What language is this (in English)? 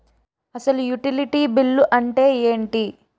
Telugu